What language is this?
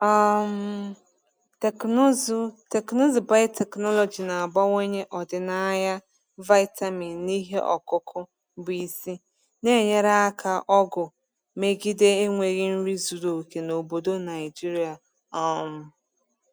Igbo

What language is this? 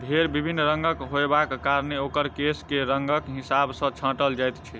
Maithili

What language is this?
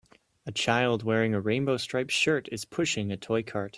English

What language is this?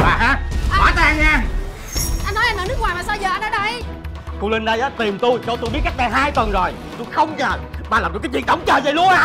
Vietnamese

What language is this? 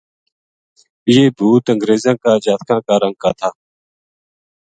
Gujari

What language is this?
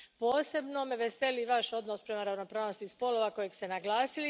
Croatian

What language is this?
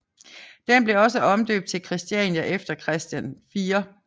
Danish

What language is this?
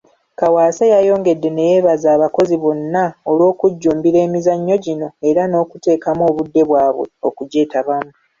Ganda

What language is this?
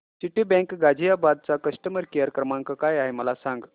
Marathi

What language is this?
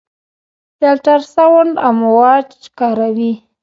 Pashto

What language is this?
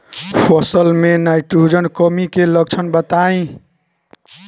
Bhojpuri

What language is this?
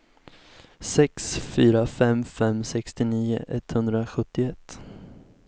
Swedish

